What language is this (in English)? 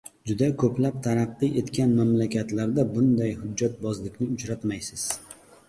Uzbek